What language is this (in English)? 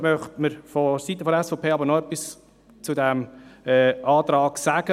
Swiss German